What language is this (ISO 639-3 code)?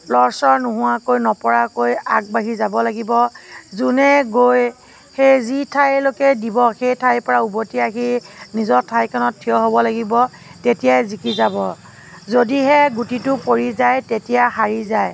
asm